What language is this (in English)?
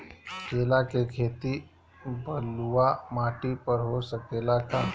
Bhojpuri